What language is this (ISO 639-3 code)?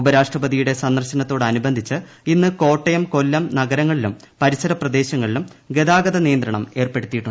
mal